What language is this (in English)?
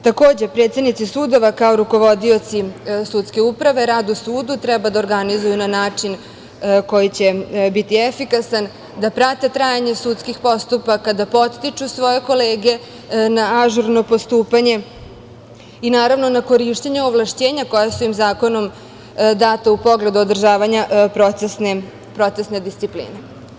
Serbian